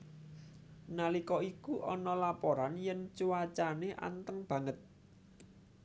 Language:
Javanese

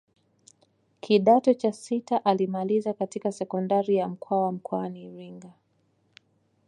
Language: Swahili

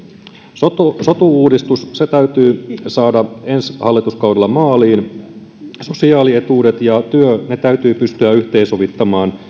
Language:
Finnish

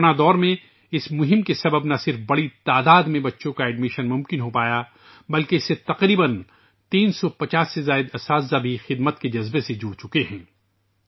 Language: Urdu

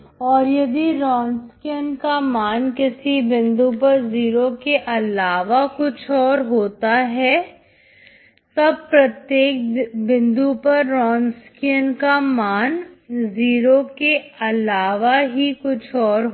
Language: Hindi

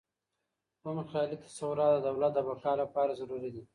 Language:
Pashto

